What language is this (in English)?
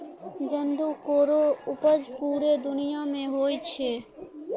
Maithili